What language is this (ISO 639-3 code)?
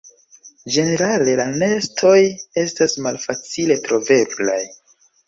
epo